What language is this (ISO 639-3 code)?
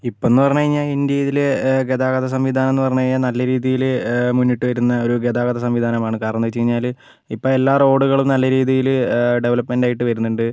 mal